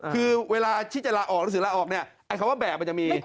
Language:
Thai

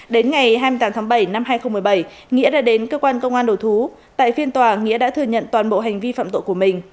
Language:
Vietnamese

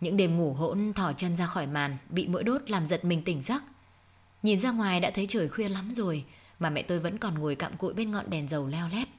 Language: Vietnamese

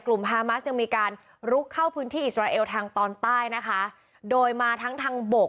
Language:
Thai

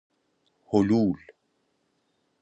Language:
Persian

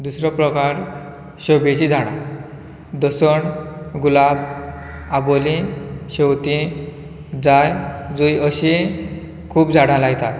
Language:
Konkani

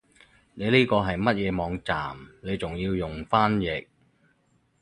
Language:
Cantonese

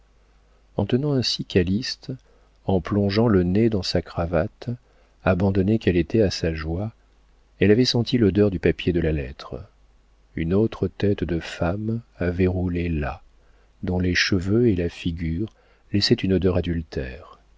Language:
French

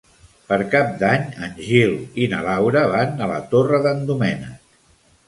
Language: Catalan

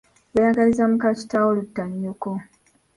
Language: Ganda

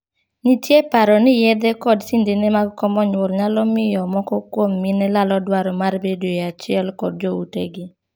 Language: Luo (Kenya and Tanzania)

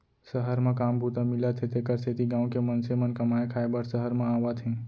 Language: Chhattisgarhi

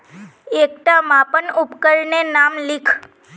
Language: Magahi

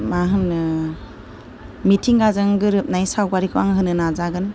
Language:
Bodo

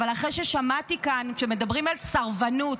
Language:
Hebrew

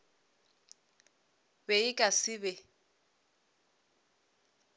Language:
Northern Sotho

